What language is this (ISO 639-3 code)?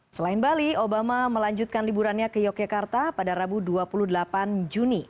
ind